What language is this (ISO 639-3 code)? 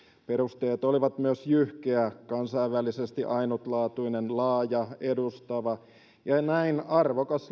fin